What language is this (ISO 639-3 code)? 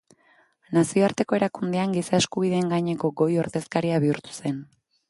eus